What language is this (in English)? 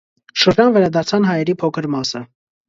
Armenian